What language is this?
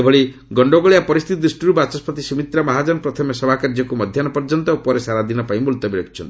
Odia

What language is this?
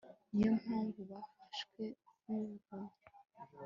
Kinyarwanda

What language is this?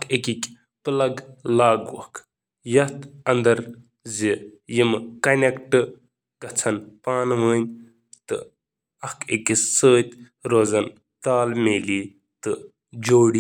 Kashmiri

